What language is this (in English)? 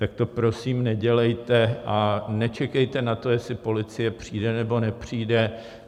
Czech